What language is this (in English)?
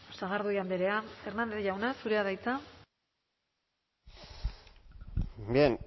Basque